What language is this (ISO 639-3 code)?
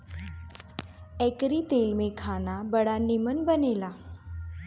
bho